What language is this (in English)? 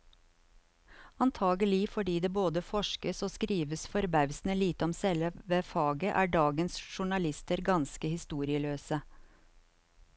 Norwegian